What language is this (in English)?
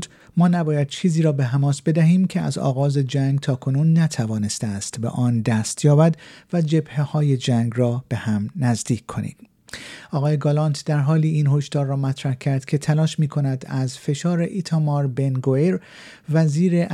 Persian